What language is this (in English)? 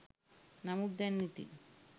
Sinhala